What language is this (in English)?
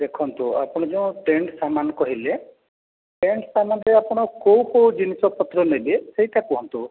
Odia